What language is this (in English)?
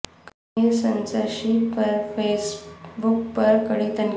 Urdu